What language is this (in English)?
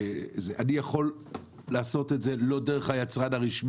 Hebrew